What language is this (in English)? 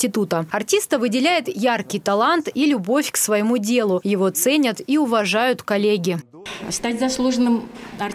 Russian